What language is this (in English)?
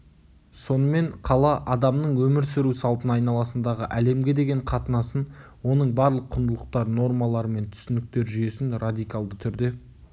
Kazakh